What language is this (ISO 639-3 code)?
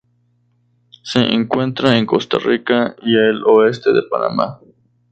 spa